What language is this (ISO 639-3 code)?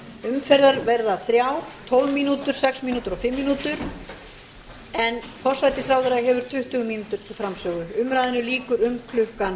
isl